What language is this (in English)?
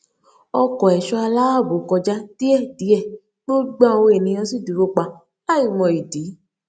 Yoruba